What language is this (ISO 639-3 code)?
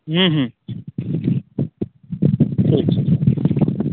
mai